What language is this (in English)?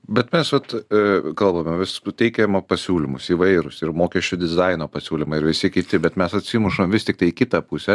Lithuanian